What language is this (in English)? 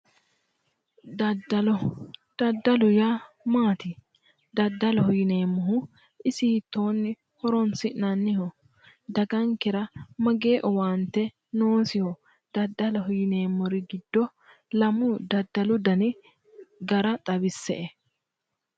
Sidamo